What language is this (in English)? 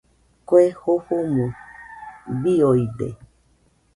Nüpode Huitoto